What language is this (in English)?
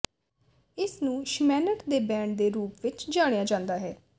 Punjabi